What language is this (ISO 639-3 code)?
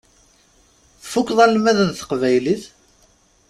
kab